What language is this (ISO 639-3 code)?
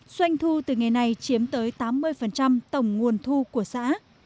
vie